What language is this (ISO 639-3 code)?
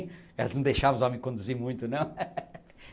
por